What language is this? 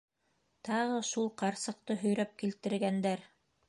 Bashkir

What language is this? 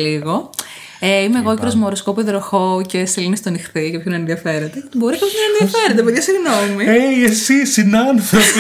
Greek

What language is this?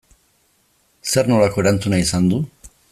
Basque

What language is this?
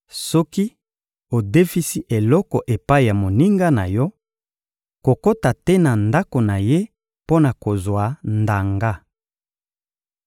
Lingala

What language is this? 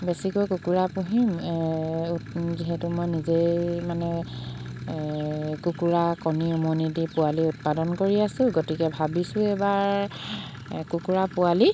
Assamese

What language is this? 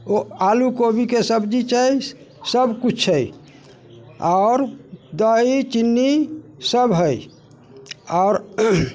Maithili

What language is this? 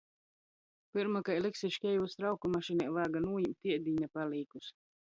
Latgalian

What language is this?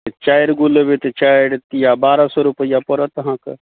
Maithili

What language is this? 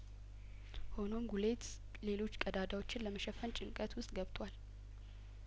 Amharic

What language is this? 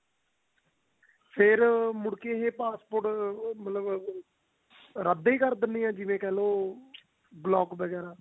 Punjabi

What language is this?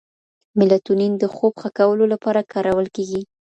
Pashto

